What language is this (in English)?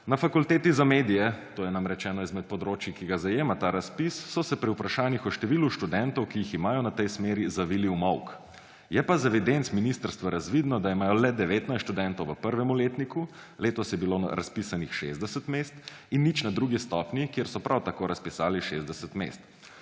Slovenian